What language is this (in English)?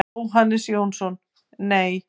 Icelandic